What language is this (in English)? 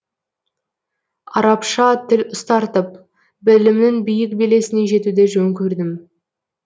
Kazakh